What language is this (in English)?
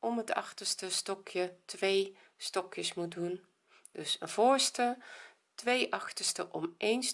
Dutch